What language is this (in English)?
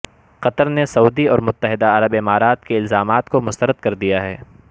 Urdu